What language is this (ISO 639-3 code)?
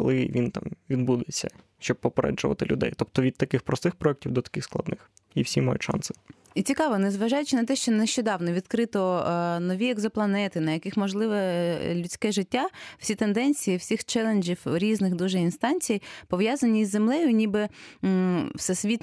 ukr